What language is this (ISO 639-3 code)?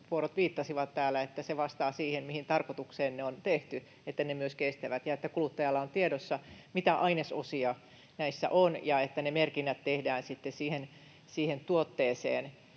fin